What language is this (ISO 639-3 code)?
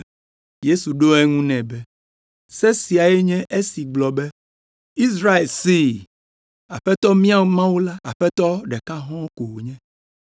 ewe